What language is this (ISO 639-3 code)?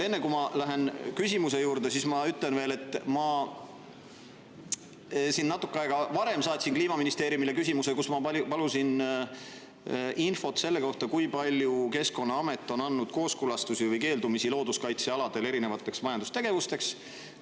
est